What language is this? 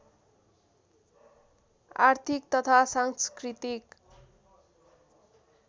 Nepali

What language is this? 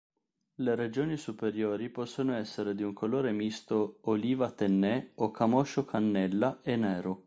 Italian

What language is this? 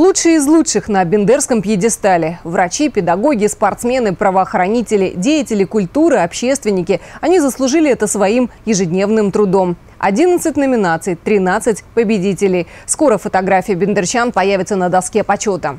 Russian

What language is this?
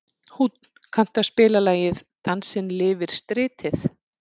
Icelandic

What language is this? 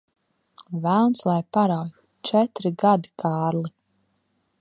Latvian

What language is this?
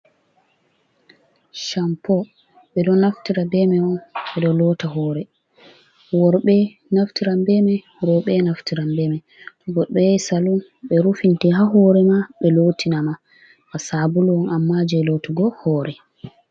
Fula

